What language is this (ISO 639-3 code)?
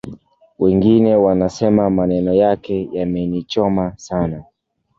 swa